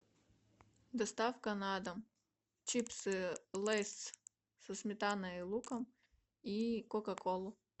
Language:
Russian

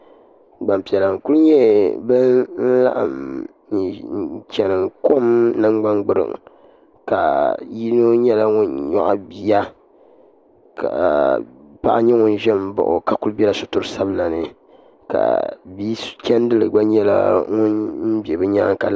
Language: Dagbani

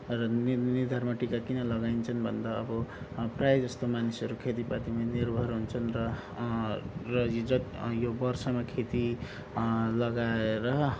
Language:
Nepali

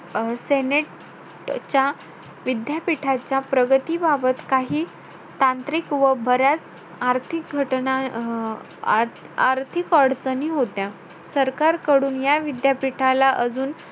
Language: Marathi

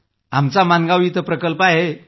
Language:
Marathi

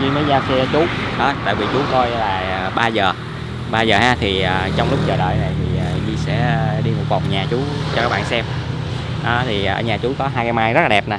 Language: Vietnamese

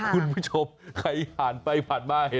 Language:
Thai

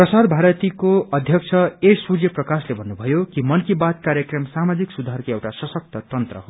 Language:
Nepali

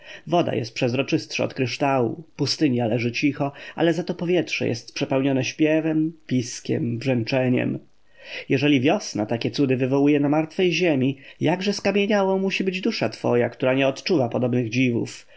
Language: Polish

